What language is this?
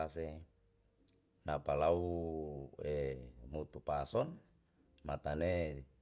Yalahatan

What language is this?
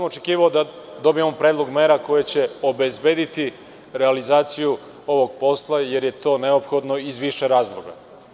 Serbian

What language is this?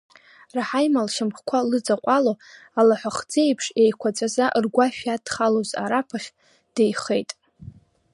Abkhazian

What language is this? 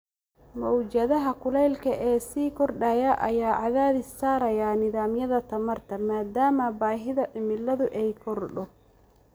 Somali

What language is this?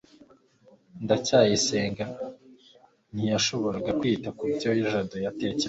Kinyarwanda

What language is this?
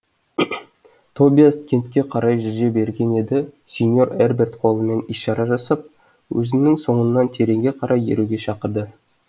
Kazakh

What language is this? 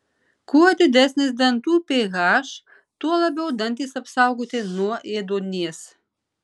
Lithuanian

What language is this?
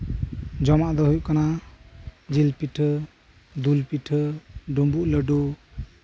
Santali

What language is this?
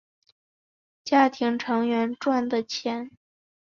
Chinese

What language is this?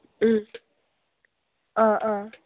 Manipuri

